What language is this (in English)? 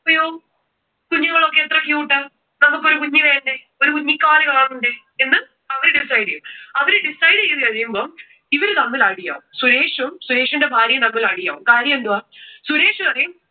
Malayalam